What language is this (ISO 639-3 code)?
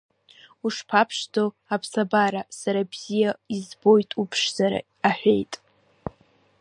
abk